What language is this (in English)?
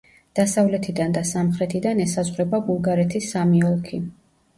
Georgian